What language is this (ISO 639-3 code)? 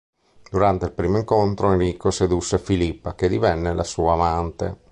ita